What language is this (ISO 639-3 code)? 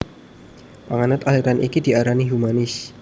jav